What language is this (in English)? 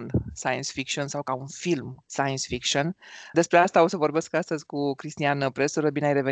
Romanian